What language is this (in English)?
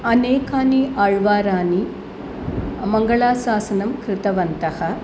Sanskrit